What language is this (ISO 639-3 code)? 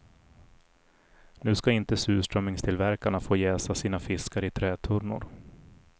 swe